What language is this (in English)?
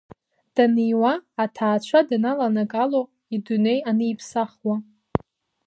Abkhazian